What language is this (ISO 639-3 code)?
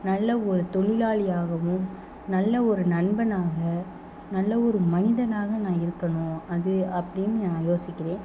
tam